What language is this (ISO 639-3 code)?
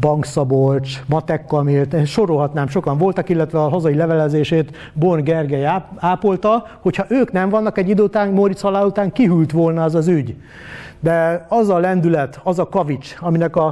hun